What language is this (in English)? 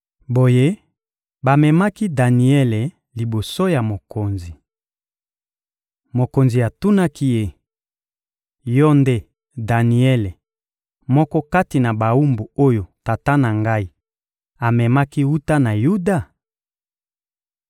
Lingala